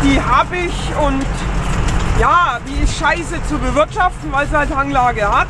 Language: German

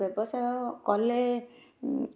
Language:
Odia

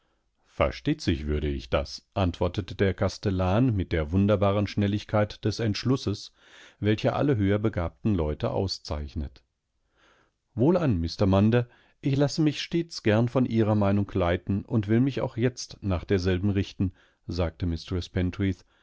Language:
German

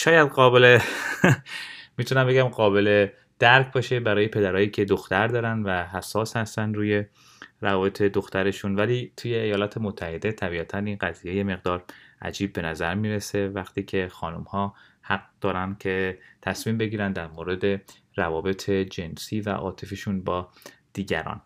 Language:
Persian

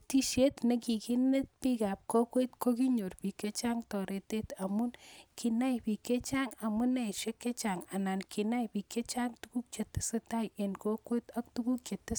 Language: Kalenjin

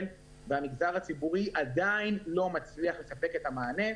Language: Hebrew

